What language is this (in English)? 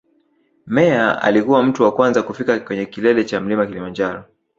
Swahili